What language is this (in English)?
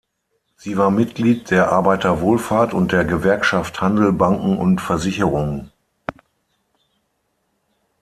German